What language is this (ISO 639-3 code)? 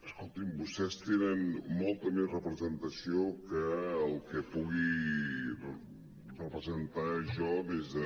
cat